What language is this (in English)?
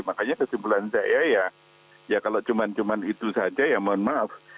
Indonesian